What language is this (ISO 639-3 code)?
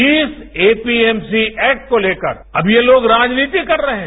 hin